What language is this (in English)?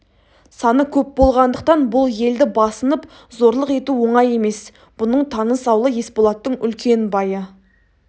Kazakh